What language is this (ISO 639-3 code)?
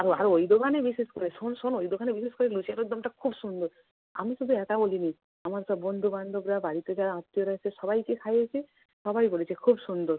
ben